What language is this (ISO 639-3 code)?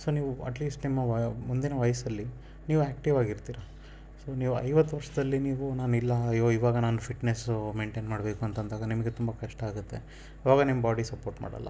kan